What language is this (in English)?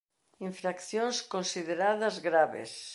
Galician